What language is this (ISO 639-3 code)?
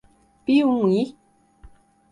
por